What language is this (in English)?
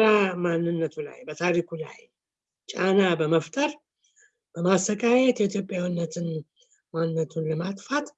Turkish